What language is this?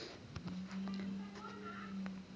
Magahi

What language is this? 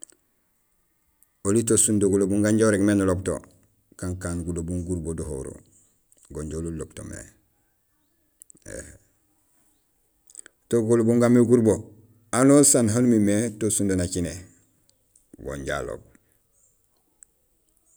Gusilay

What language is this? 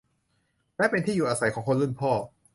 Thai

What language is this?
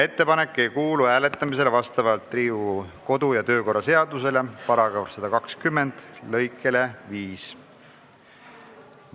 Estonian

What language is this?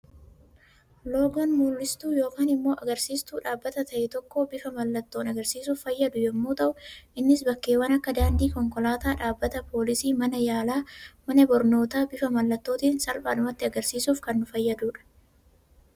Oromo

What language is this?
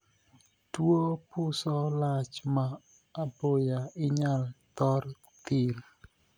Luo (Kenya and Tanzania)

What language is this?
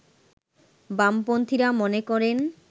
Bangla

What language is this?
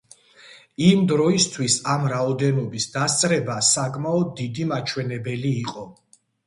Georgian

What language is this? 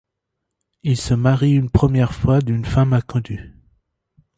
French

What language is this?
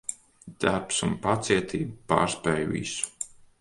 Latvian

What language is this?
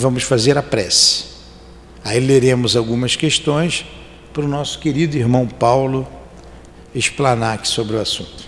Portuguese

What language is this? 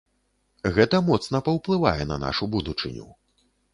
Belarusian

